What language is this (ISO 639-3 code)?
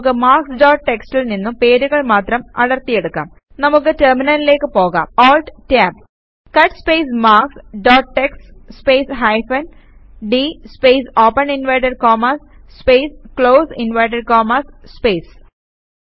mal